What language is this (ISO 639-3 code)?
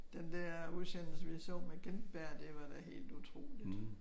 dan